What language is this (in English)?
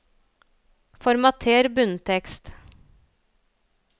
Norwegian